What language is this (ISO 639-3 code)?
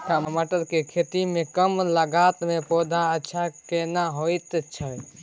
mai